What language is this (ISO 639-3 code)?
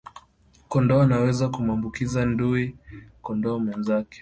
swa